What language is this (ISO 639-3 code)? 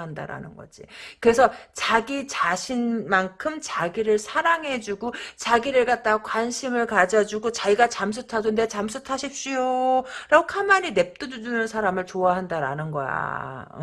kor